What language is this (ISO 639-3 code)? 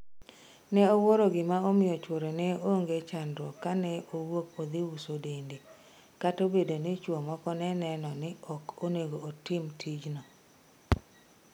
luo